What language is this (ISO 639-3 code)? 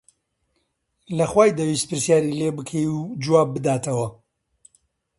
ckb